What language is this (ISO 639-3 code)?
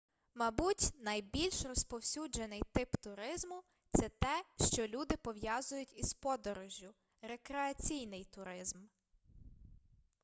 ukr